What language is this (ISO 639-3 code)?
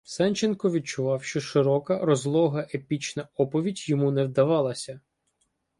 ukr